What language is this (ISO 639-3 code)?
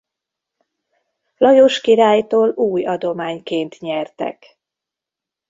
hun